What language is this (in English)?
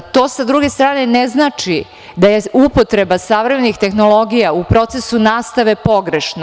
Serbian